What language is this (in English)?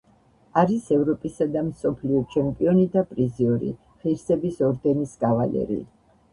Georgian